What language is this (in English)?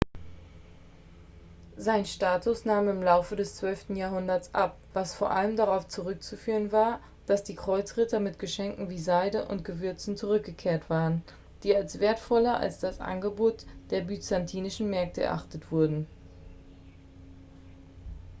German